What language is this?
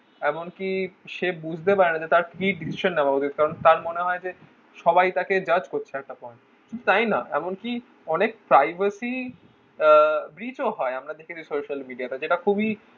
Bangla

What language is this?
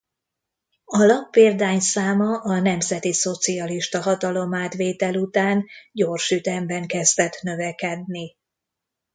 Hungarian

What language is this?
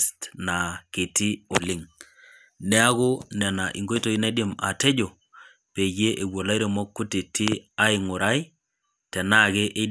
Masai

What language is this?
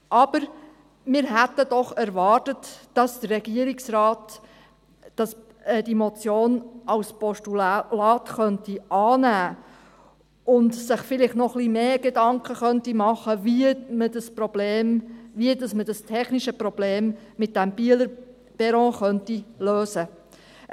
Swiss German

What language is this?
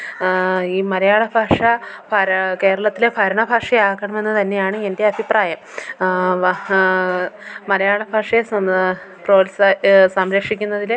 Malayalam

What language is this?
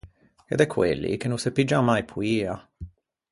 Ligurian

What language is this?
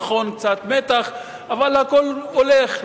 Hebrew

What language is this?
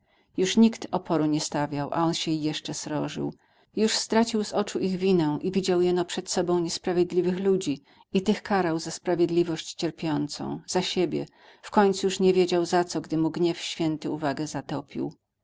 Polish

